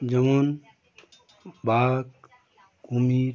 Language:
Bangla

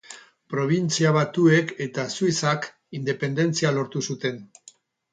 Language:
Basque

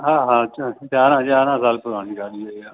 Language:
Sindhi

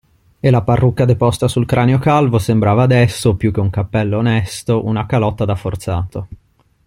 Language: Italian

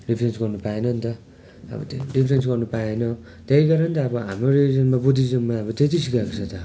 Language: Nepali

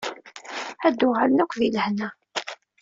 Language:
Kabyle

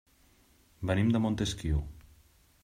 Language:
Catalan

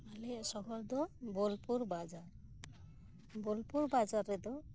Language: Santali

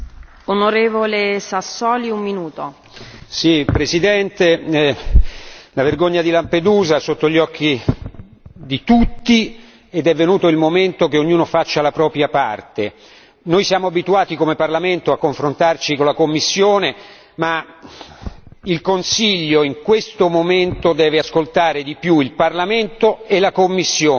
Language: Italian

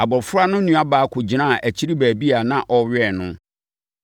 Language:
Akan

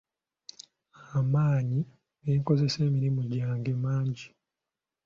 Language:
Ganda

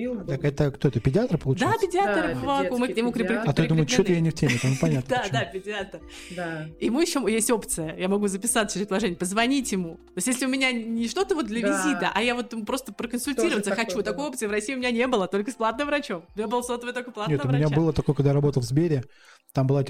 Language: Russian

